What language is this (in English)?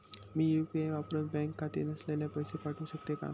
Marathi